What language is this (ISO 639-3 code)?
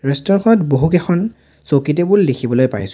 asm